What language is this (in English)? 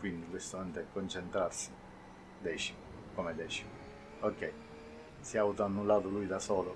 Italian